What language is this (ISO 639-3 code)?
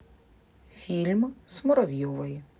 rus